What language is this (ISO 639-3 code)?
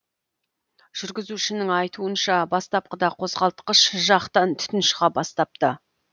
kaz